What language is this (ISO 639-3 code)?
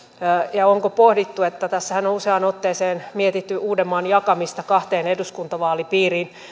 fin